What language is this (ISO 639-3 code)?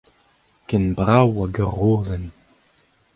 bre